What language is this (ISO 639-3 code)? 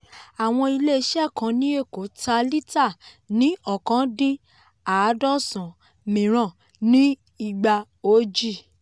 yor